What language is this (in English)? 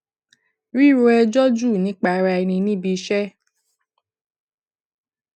Yoruba